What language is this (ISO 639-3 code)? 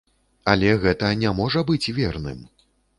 bel